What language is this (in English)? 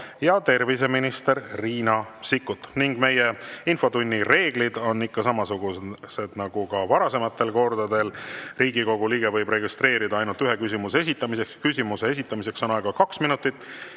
Estonian